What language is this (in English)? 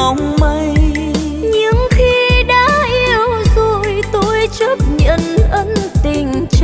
Vietnamese